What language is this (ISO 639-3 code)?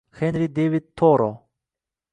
uzb